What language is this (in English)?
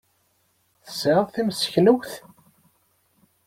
Kabyle